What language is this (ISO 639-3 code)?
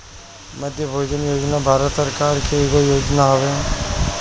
bho